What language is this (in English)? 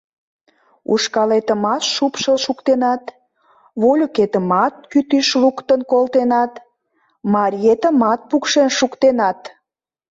Mari